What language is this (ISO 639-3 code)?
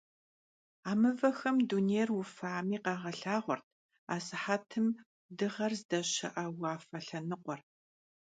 kbd